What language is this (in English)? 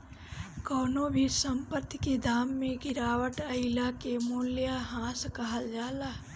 Bhojpuri